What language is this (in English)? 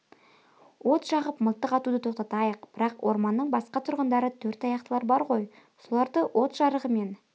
Kazakh